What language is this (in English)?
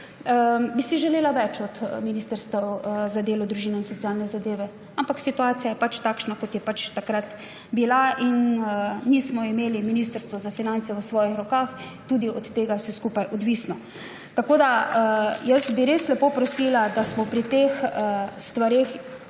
Slovenian